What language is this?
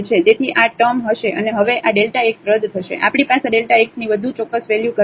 Gujarati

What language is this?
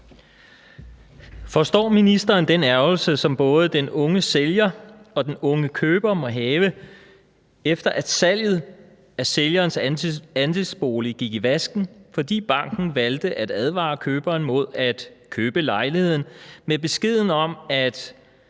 Danish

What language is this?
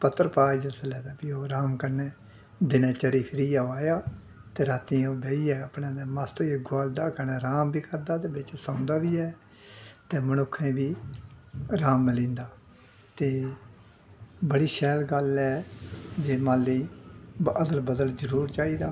Dogri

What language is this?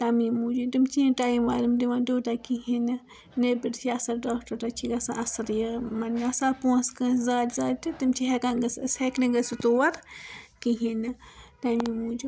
Kashmiri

